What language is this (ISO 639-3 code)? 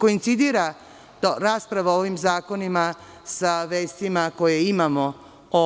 srp